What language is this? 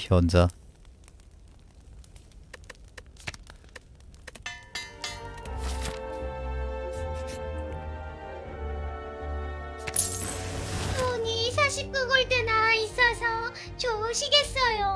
Korean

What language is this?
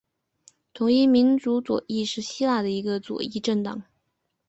Chinese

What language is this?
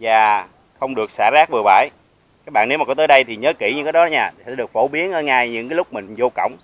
Vietnamese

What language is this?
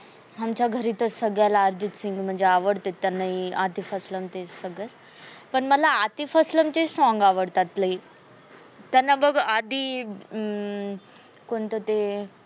Marathi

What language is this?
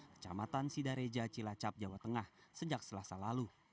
Indonesian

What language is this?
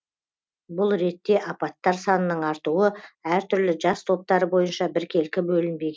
Kazakh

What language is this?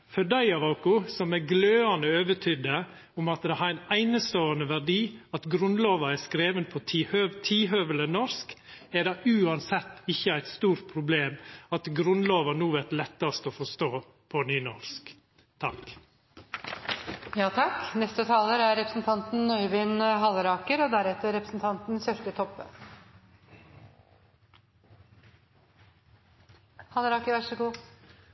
Norwegian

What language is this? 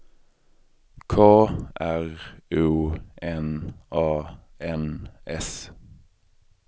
Swedish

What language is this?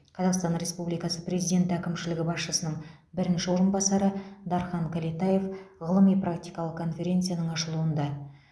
Kazakh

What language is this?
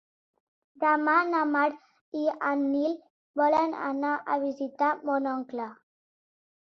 Catalan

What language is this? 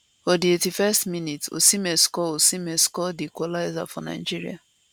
Nigerian Pidgin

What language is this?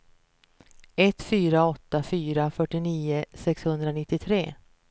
Swedish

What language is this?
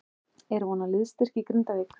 Icelandic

